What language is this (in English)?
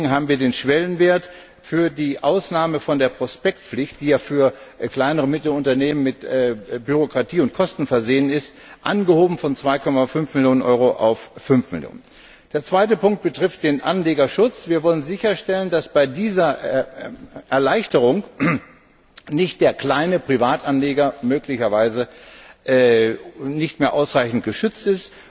German